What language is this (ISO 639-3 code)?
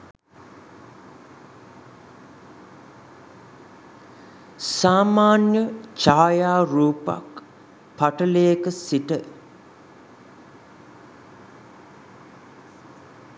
sin